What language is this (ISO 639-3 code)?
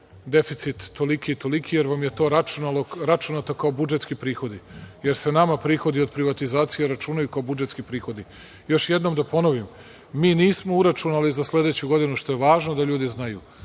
srp